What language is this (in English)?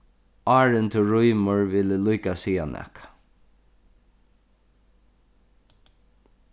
Faroese